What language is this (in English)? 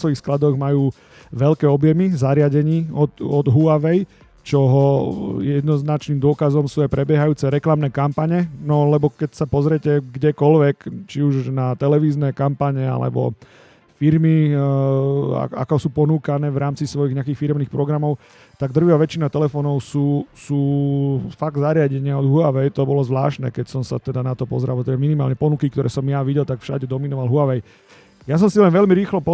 Slovak